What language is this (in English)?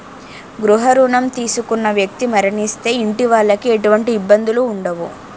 Telugu